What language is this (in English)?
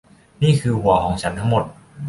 Thai